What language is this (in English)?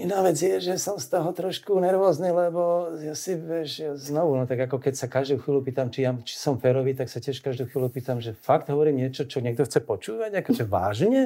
Slovak